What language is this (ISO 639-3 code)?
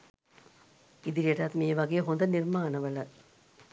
sin